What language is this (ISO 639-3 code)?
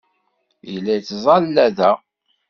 kab